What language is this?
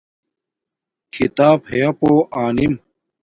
Domaaki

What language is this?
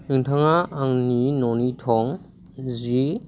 Bodo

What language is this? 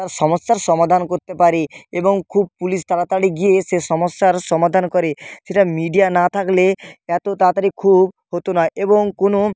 Bangla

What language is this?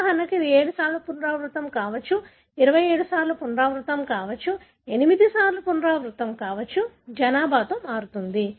Telugu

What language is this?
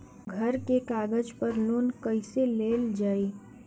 Bhojpuri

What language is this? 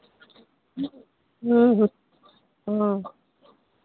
Hindi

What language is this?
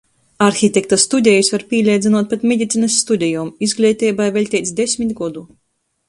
Latgalian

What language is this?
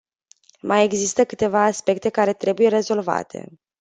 Romanian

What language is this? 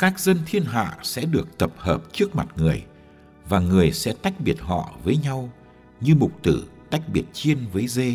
Vietnamese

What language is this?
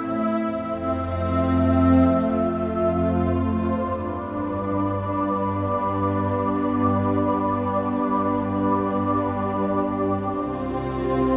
Indonesian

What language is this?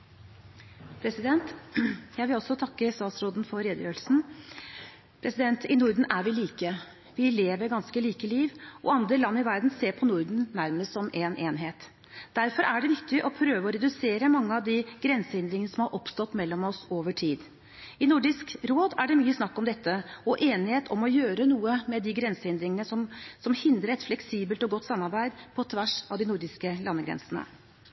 Norwegian Bokmål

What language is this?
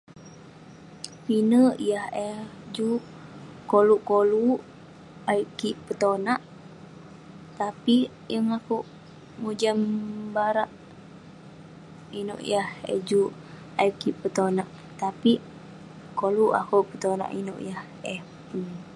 Western Penan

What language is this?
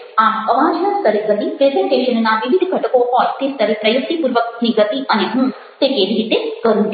Gujarati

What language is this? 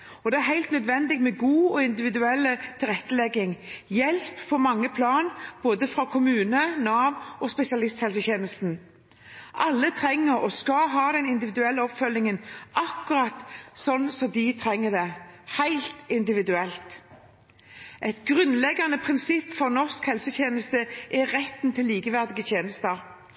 Norwegian Bokmål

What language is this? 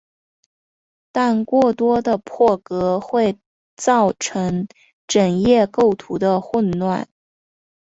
Chinese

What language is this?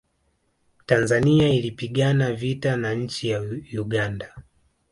Swahili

